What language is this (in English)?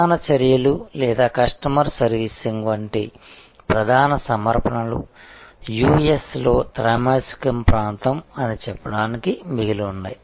Telugu